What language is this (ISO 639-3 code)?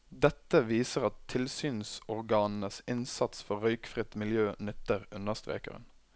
nor